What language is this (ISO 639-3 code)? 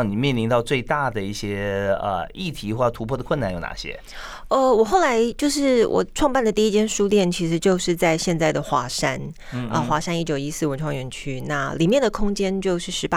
zho